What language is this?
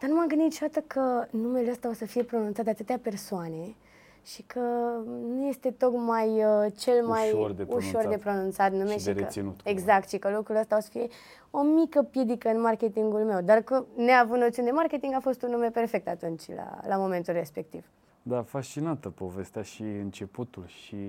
Romanian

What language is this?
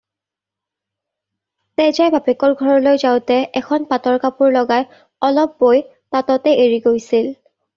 Assamese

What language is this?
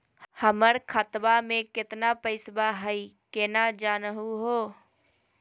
Magahi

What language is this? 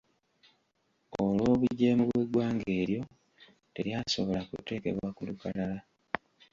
Ganda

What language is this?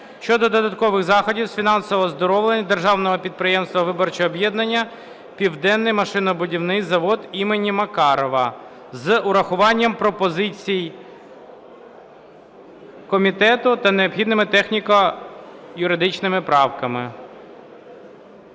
Ukrainian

